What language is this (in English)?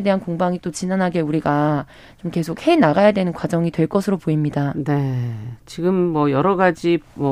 Korean